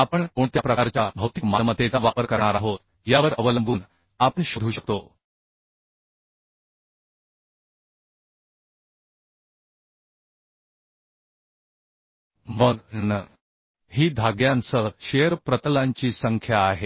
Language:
Marathi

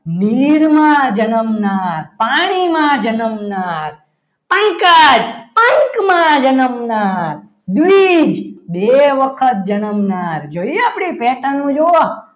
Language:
Gujarati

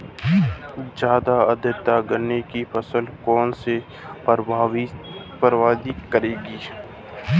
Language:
Hindi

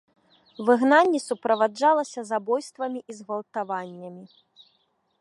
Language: Belarusian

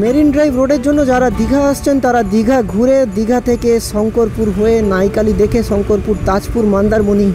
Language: Hindi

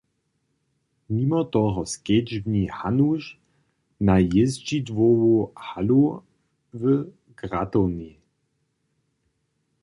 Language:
Upper Sorbian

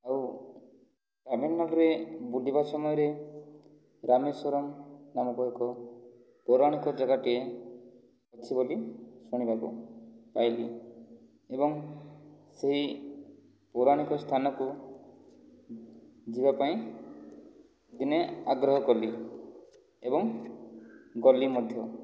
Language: Odia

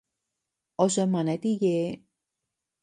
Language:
Cantonese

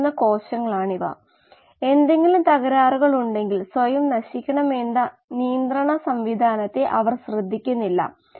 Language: Malayalam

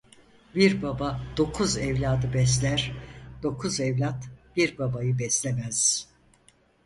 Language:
Turkish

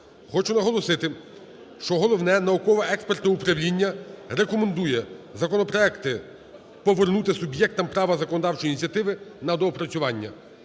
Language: Ukrainian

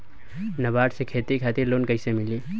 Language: Bhojpuri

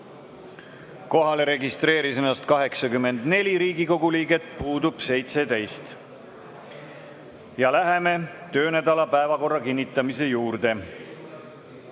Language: Estonian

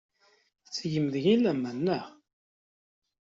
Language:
Kabyle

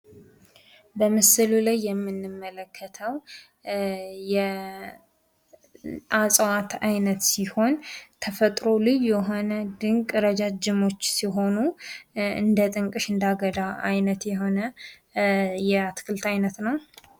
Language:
Amharic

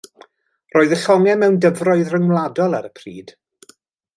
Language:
Welsh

